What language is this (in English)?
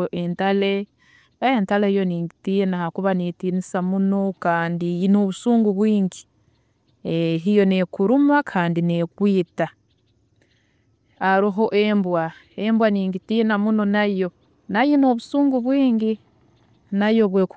Tooro